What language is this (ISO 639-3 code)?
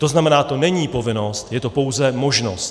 ces